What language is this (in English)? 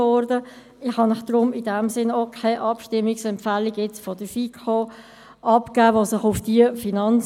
Swiss German